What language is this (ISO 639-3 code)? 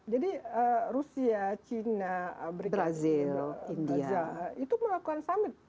ind